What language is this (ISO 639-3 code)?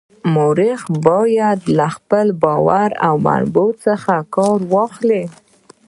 pus